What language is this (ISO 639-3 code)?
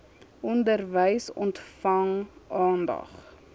afr